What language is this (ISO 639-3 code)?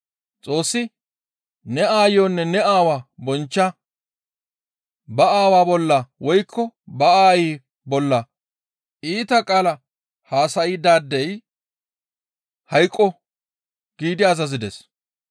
gmv